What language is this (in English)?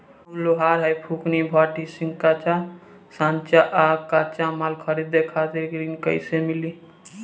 Bhojpuri